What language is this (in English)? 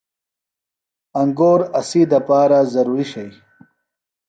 Phalura